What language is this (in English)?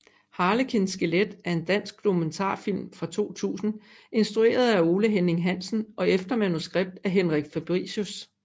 Danish